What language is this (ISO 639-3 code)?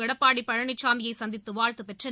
tam